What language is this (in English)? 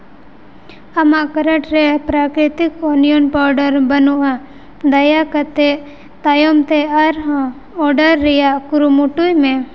Santali